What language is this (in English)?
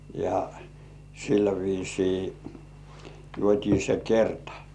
Finnish